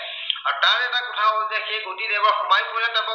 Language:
Assamese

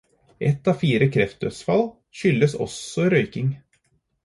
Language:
Norwegian Bokmål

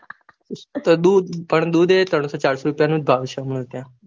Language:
Gujarati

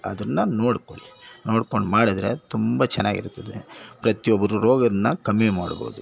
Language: Kannada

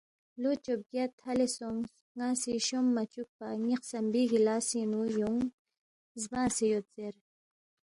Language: Balti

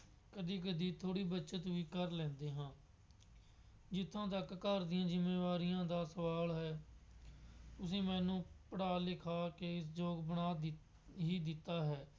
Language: Punjabi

